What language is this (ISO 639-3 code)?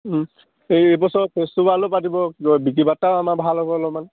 asm